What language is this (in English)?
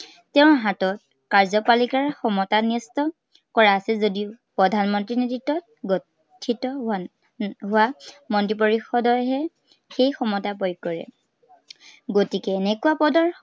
Assamese